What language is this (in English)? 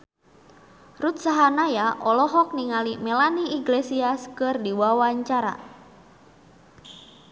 Sundanese